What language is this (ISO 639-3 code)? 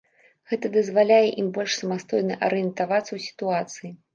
bel